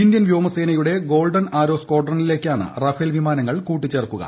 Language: Malayalam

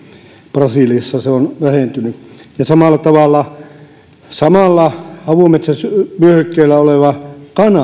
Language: Finnish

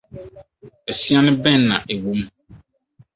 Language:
Akan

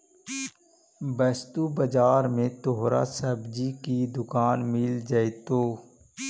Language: Magahi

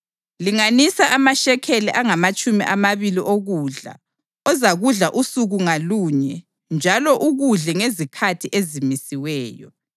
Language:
North Ndebele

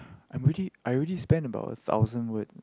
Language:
English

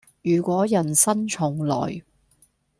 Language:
Cantonese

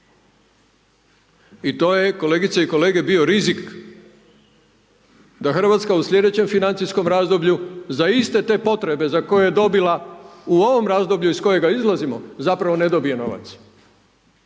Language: Croatian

